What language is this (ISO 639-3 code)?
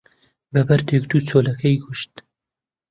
ckb